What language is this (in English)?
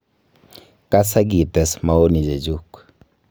Kalenjin